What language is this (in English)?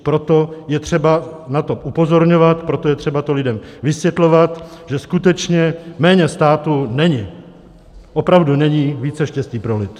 Czech